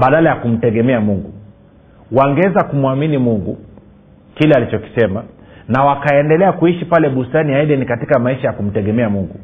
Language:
Swahili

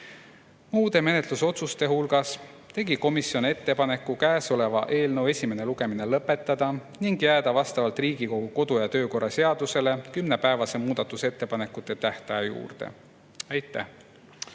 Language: Estonian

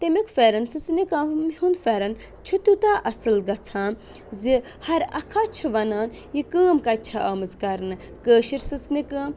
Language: Kashmiri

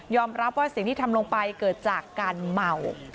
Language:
Thai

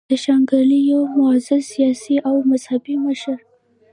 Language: Pashto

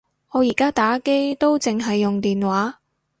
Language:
Cantonese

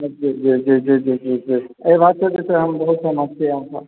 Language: Maithili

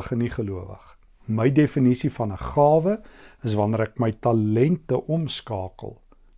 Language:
Dutch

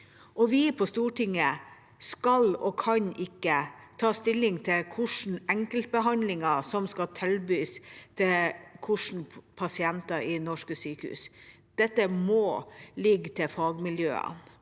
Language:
Norwegian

